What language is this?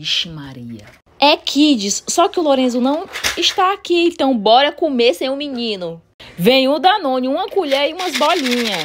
Portuguese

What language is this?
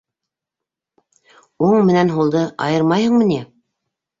Bashkir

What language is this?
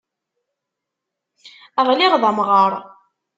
Kabyle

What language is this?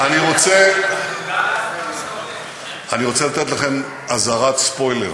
Hebrew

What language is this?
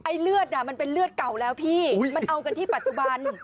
Thai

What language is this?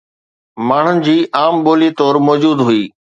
Sindhi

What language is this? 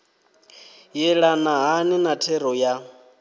Venda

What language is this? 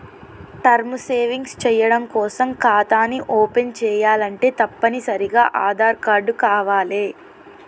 Telugu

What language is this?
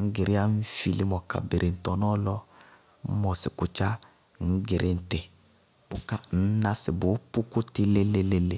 Bago-Kusuntu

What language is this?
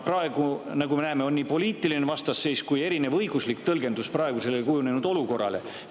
Estonian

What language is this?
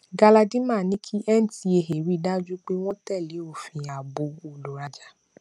Yoruba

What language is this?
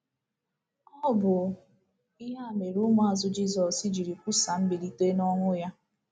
Igbo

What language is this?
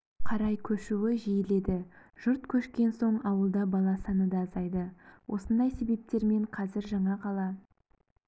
Kazakh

